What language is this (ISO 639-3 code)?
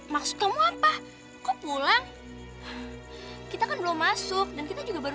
ind